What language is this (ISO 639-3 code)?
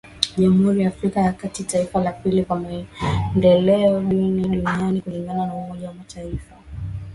swa